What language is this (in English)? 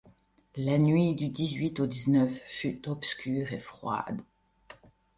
French